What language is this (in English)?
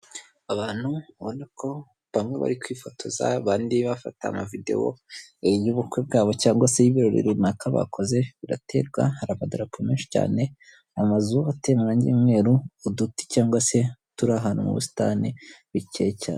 Kinyarwanda